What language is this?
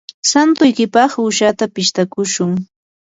Yanahuanca Pasco Quechua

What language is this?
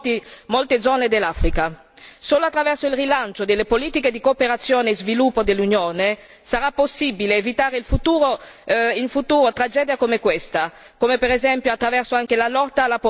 Italian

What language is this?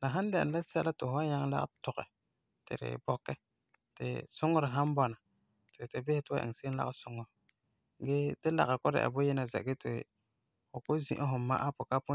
Frafra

